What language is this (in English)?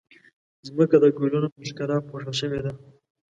Pashto